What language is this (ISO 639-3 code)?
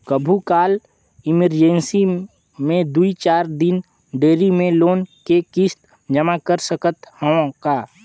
hne